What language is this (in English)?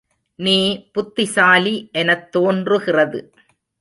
Tamil